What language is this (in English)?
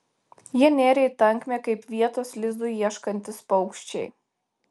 Lithuanian